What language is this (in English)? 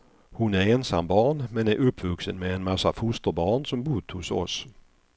Swedish